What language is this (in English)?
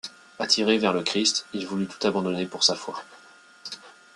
French